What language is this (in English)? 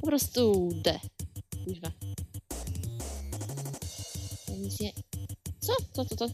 Polish